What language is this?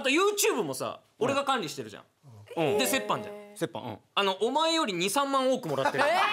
Japanese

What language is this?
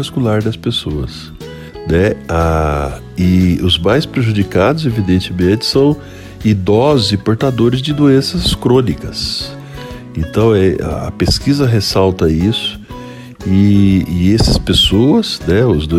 Portuguese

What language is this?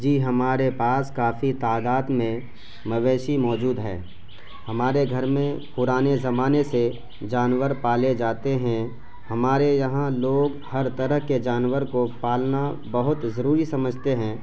Urdu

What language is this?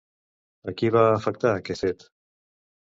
Catalan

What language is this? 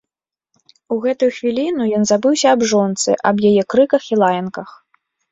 Belarusian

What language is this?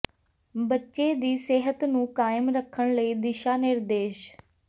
Punjabi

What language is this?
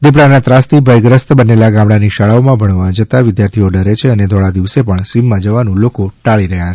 Gujarati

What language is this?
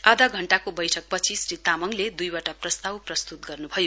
Nepali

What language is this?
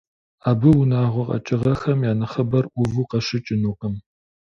Kabardian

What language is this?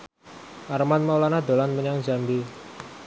Javanese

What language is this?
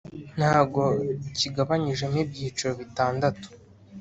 Kinyarwanda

